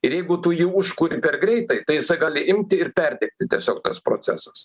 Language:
Lithuanian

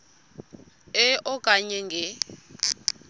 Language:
Xhosa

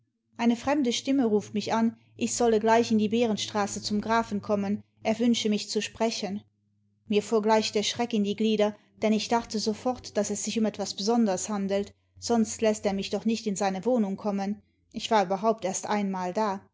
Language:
German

